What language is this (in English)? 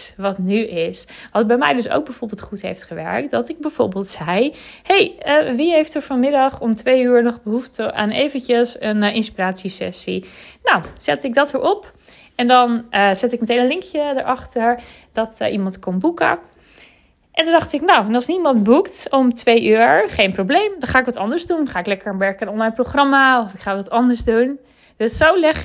Dutch